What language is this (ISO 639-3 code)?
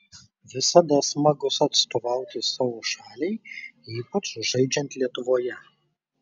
lit